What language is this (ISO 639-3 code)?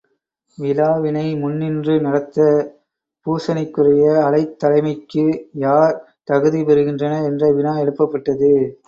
tam